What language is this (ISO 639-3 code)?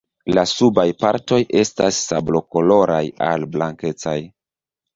epo